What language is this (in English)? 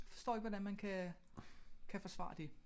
Danish